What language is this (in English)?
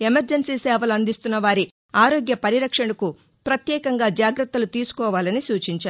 Telugu